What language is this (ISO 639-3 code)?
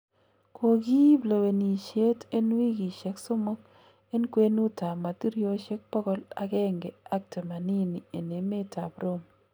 kln